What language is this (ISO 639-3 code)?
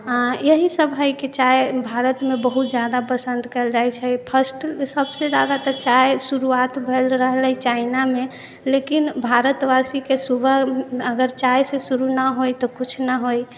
mai